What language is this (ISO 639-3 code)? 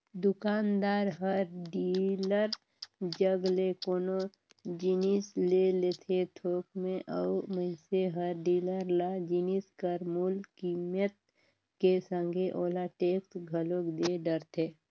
hne